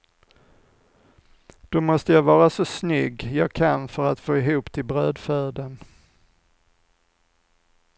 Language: Swedish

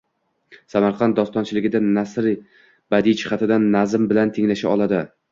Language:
Uzbek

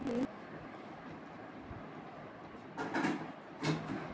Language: Maithili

